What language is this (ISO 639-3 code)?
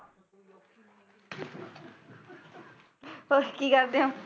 pan